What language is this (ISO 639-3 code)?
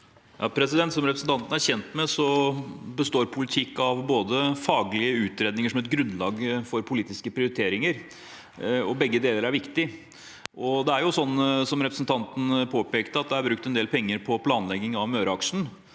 nor